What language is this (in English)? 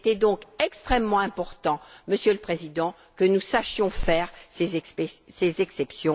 French